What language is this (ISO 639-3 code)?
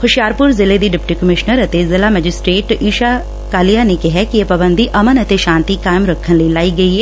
pan